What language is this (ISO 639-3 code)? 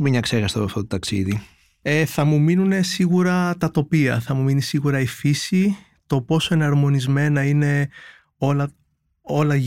ell